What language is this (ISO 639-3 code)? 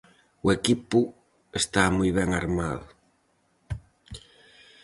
glg